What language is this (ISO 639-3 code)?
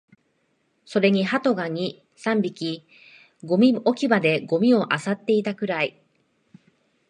jpn